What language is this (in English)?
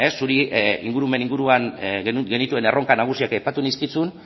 Basque